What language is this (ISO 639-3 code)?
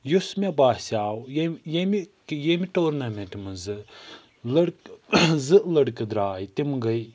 kas